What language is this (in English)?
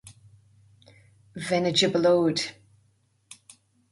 Irish